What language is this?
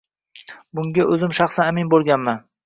Uzbek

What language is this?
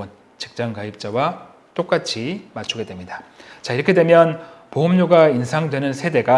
Korean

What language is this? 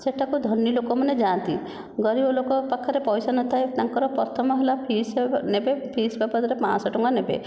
Odia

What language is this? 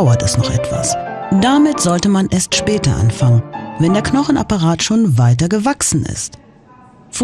German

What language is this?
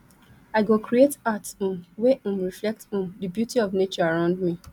Nigerian Pidgin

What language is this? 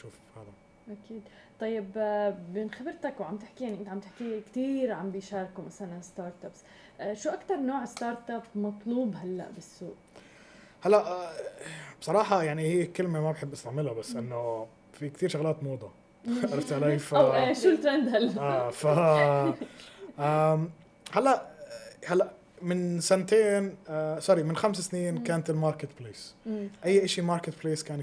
Arabic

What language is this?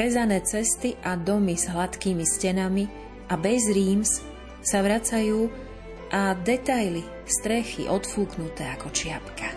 Slovak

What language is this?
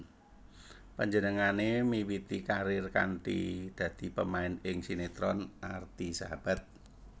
Javanese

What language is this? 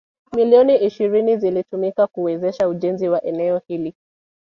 Swahili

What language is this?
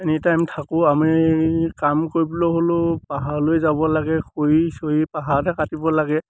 Assamese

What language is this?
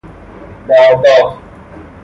Persian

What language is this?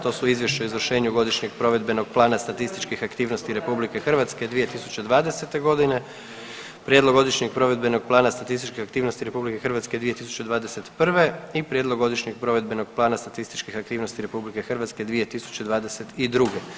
Croatian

